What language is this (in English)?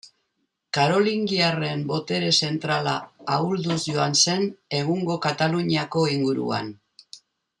Basque